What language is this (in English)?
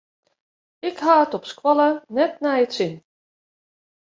Western Frisian